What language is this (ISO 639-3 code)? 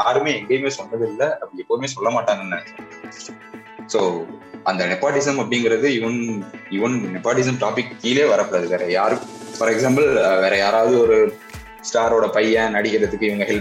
tam